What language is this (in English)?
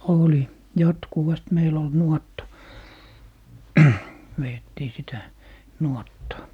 Finnish